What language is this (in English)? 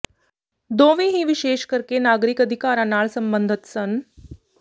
Punjabi